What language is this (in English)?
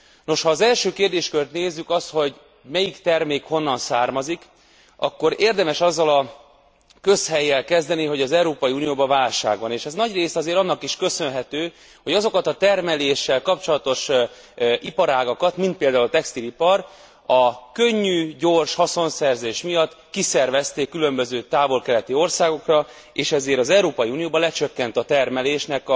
Hungarian